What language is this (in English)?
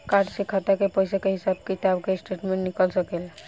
Bhojpuri